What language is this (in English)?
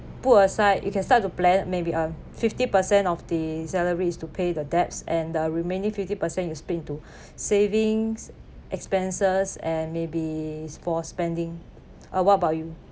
English